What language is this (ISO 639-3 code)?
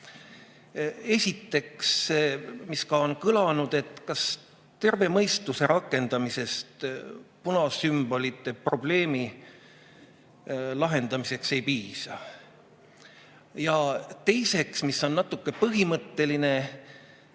est